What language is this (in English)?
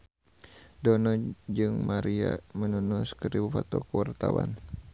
Sundanese